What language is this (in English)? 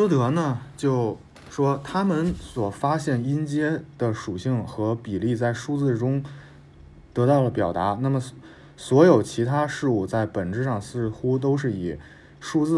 Chinese